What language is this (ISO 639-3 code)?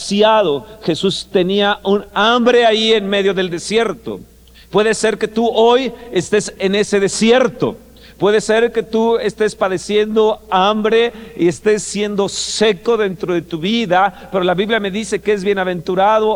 spa